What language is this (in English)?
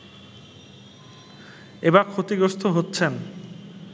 Bangla